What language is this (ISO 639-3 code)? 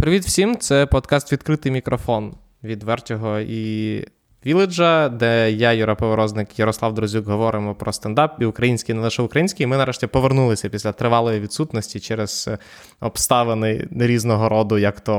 ukr